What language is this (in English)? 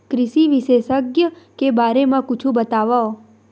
Chhattisgarhi